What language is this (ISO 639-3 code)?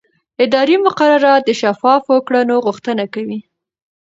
pus